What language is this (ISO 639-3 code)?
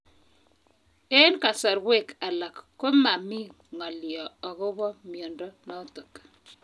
kln